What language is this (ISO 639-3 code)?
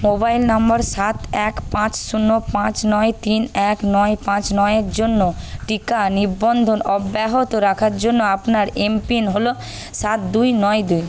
ben